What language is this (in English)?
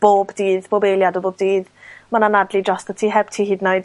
Welsh